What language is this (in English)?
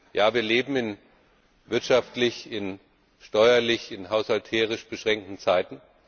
German